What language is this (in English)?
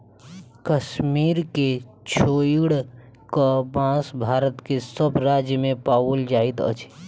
Maithili